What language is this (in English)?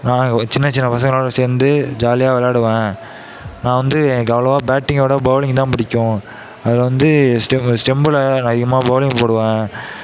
Tamil